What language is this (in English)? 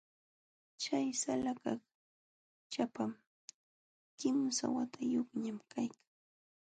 Jauja Wanca Quechua